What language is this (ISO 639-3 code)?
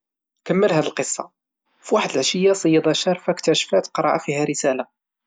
ary